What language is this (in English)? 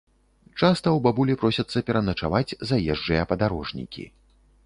Belarusian